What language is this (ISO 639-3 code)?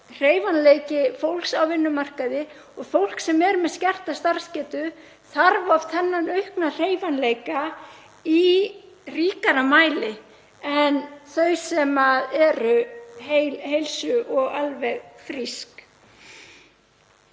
isl